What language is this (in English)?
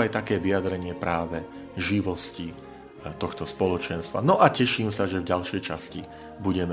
Slovak